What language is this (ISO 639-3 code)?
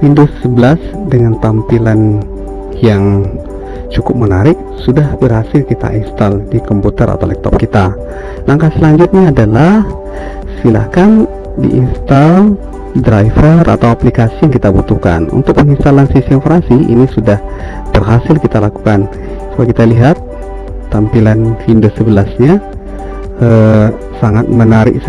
ind